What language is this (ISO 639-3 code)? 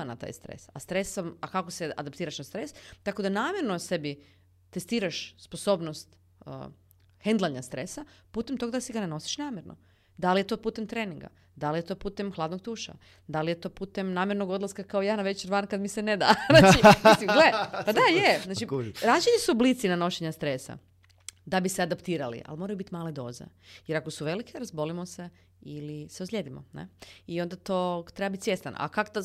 hrv